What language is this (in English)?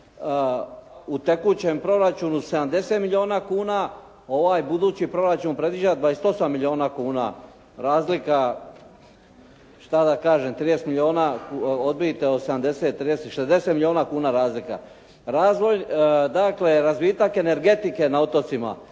Croatian